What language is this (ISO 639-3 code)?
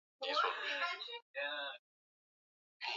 swa